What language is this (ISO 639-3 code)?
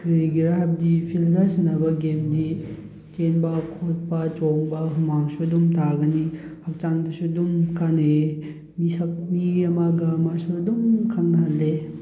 mni